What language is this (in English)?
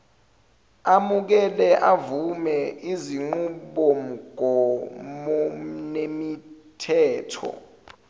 Zulu